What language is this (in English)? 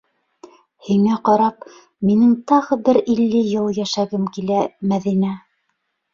Bashkir